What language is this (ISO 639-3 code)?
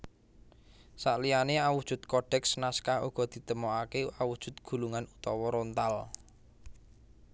jav